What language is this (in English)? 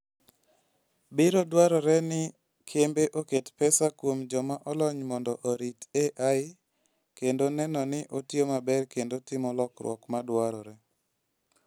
Luo (Kenya and Tanzania)